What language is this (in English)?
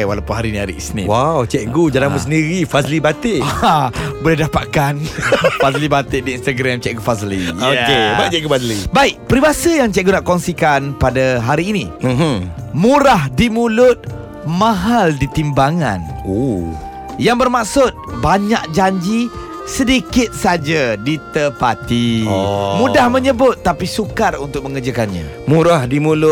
Malay